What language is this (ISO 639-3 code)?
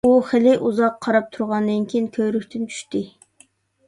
uig